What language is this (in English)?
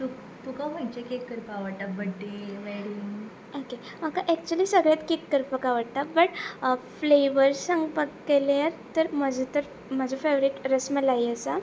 Konkani